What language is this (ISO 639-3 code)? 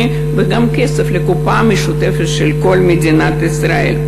heb